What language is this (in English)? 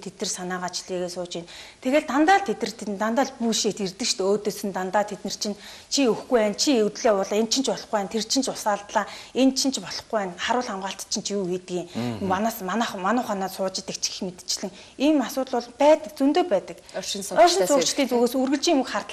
Arabic